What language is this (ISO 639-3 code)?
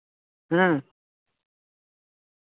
sat